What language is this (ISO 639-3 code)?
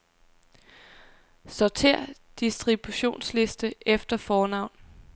dan